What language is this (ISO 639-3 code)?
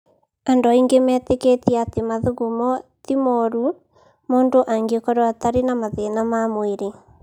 kik